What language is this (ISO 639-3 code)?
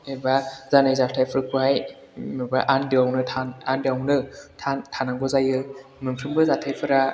brx